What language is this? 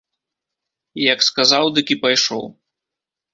Belarusian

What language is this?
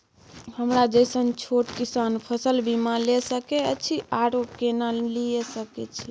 Maithili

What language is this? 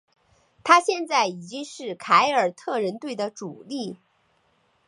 Chinese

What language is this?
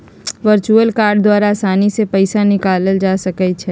Magahi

